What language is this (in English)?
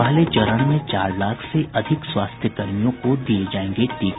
Hindi